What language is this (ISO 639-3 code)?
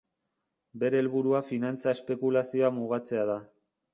eus